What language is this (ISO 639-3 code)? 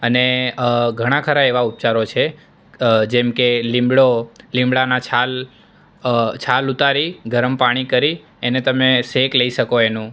guj